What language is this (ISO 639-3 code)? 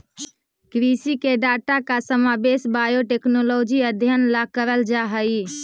mag